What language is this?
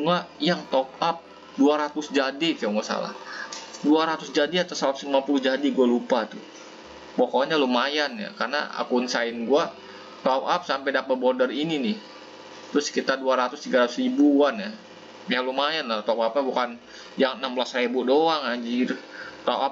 Indonesian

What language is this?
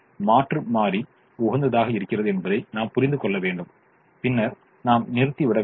Tamil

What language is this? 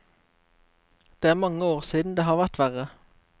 Norwegian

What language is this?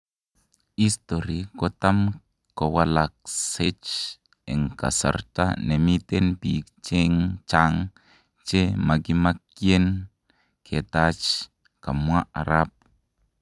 Kalenjin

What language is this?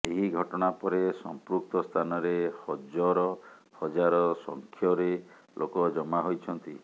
Odia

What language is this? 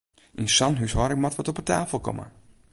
Western Frisian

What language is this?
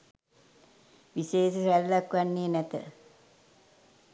Sinhala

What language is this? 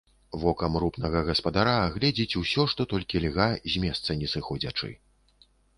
Belarusian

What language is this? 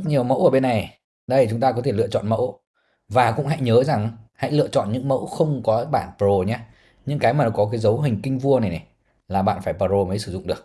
Vietnamese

